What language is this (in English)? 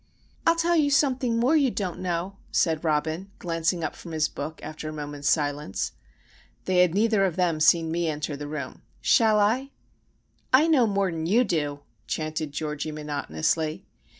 English